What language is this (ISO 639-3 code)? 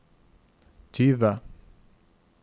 nor